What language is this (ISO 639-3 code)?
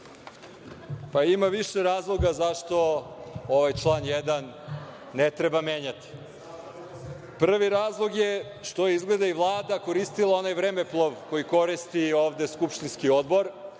srp